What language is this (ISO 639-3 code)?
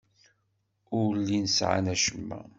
kab